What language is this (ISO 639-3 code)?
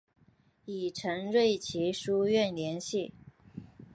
zho